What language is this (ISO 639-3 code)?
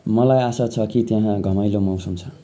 nep